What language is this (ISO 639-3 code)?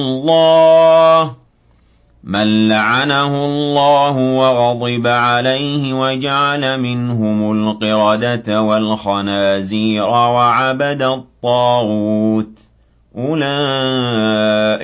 ara